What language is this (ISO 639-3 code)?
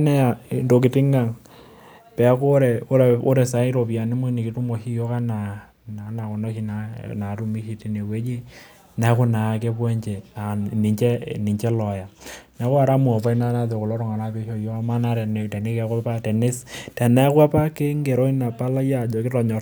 mas